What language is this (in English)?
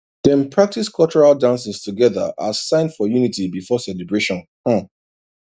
Nigerian Pidgin